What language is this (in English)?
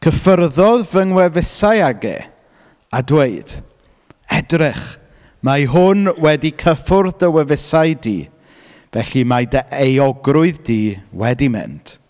Welsh